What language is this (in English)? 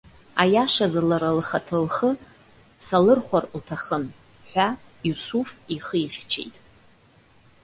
Abkhazian